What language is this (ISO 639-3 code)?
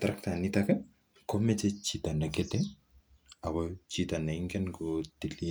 kln